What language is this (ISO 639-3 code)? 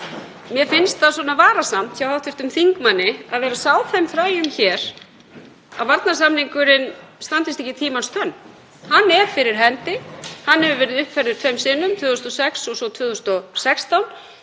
isl